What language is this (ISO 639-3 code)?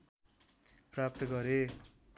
nep